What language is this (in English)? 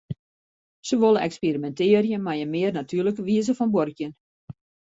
Western Frisian